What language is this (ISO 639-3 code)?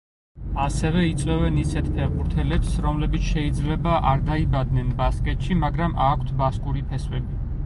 kat